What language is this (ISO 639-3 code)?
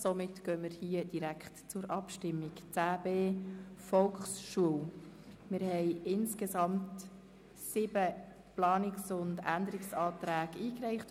gsw